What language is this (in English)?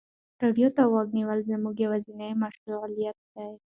Pashto